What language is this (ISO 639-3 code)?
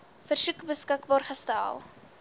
afr